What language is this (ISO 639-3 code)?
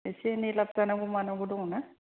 brx